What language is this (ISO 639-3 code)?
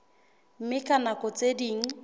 sot